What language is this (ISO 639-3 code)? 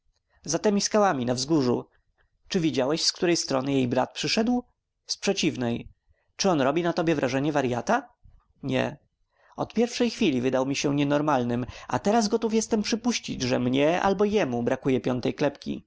pol